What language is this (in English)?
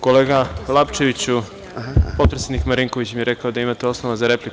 Serbian